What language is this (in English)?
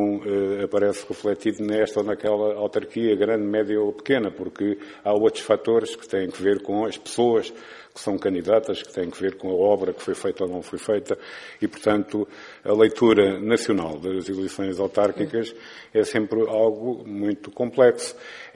Portuguese